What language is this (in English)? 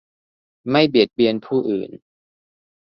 Thai